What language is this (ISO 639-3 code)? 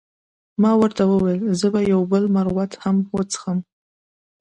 pus